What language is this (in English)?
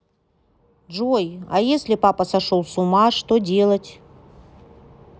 Russian